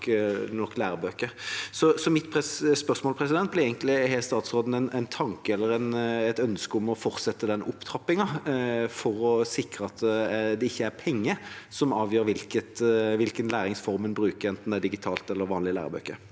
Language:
Norwegian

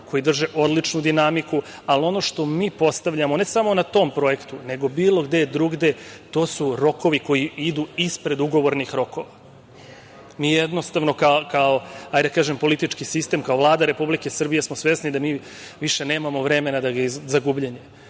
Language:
Serbian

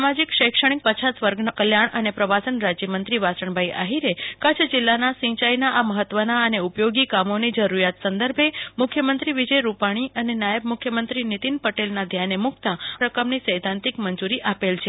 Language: Gujarati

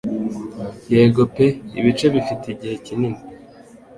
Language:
Kinyarwanda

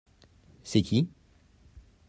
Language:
French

